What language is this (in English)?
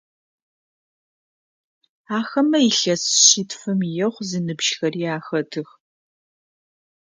Adyghe